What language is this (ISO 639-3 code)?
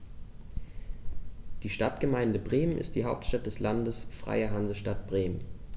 deu